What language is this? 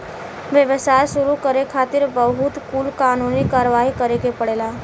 Bhojpuri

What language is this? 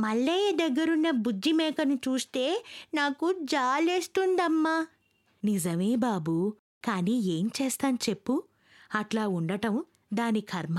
Telugu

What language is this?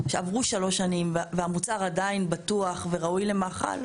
Hebrew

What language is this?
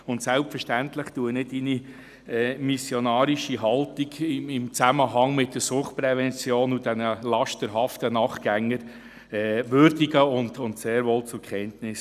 Swiss German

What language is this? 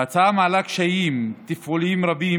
Hebrew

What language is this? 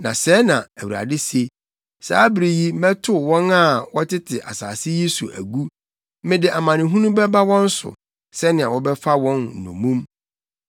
Akan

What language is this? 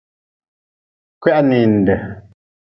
Nawdm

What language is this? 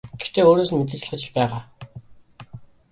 Mongolian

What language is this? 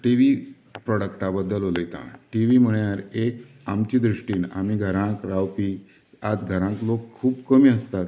Konkani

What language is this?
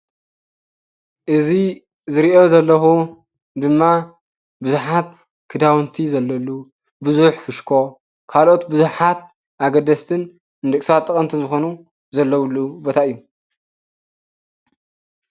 Tigrinya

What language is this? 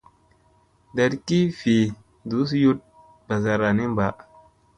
Musey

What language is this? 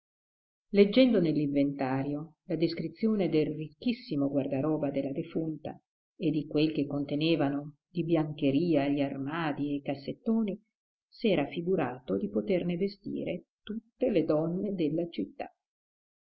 Italian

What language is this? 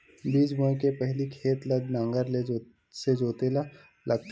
Chhattisgarhi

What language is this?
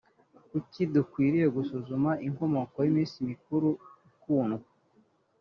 Kinyarwanda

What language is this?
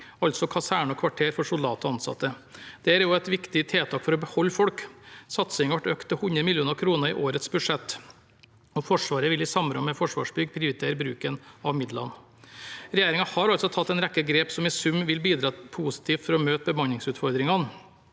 Norwegian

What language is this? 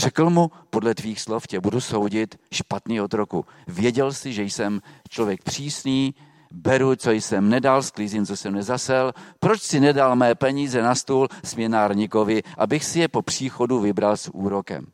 Czech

